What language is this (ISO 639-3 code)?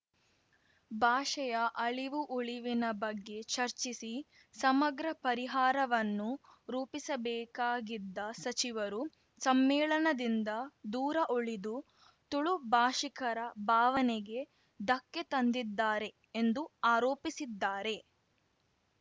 kan